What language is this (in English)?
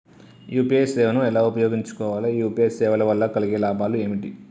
Telugu